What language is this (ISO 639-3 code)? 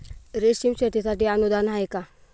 mar